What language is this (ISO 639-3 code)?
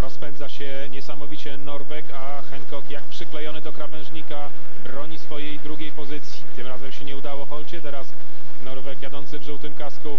pol